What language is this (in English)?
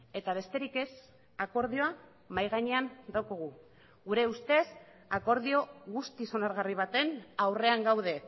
Basque